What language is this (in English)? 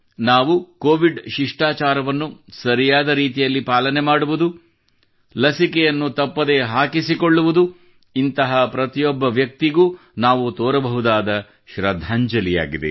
Kannada